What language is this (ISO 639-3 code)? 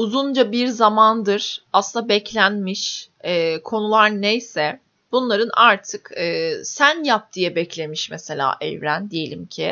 tur